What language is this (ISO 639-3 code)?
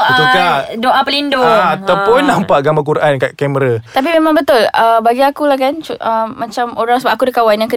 msa